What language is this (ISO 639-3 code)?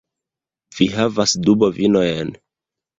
epo